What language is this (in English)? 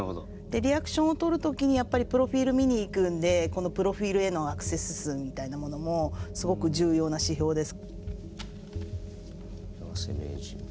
Japanese